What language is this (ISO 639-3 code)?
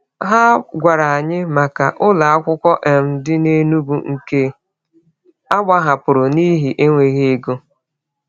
ibo